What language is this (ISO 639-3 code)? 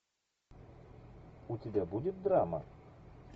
rus